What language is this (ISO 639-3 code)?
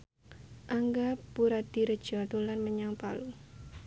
jav